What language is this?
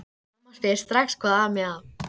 Icelandic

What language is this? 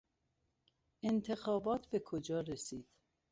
Persian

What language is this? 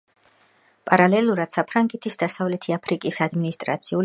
Georgian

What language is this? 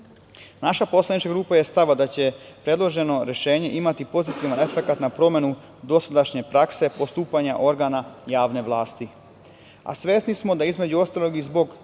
Serbian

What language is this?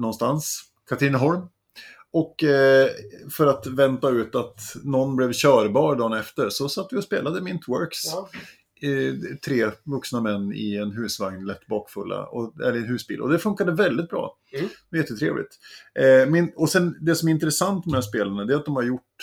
Swedish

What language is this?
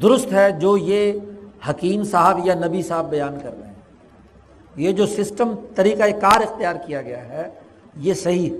Urdu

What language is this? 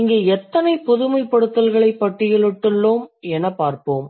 Tamil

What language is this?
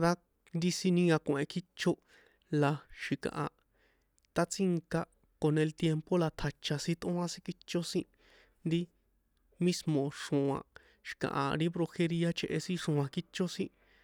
San Juan Atzingo Popoloca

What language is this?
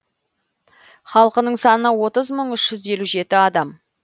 Kazakh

